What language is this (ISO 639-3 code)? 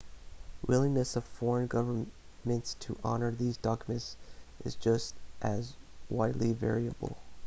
eng